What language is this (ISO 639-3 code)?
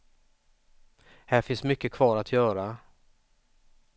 swe